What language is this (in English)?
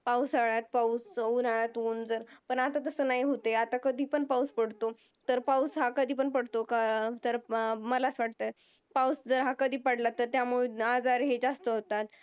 Marathi